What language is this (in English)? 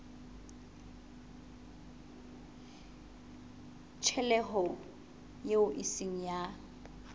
Southern Sotho